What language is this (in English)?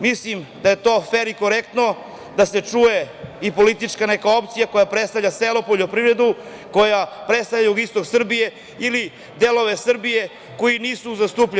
Serbian